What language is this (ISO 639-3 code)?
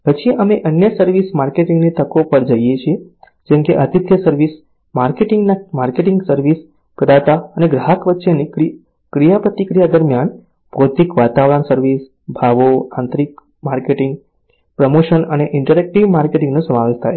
guj